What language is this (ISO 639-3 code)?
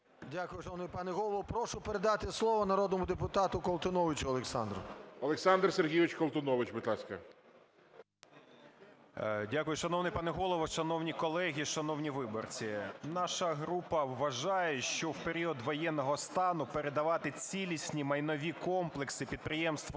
ukr